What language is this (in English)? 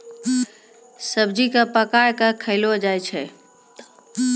Maithili